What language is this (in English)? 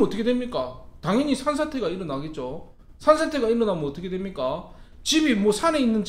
Korean